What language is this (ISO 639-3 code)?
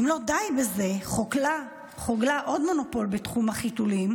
heb